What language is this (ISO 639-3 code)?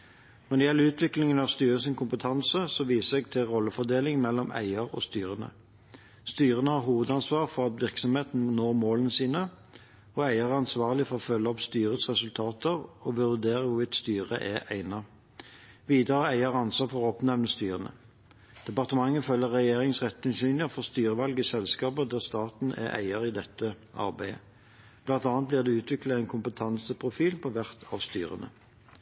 nob